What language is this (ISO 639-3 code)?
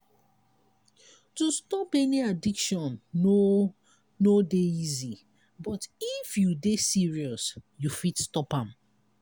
pcm